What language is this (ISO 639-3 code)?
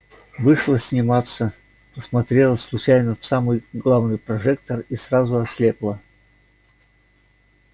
rus